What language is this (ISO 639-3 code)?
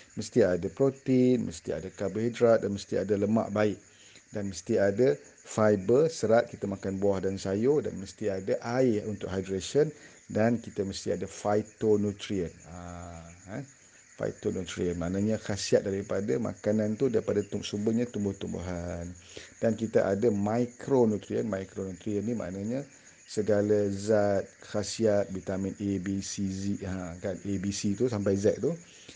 msa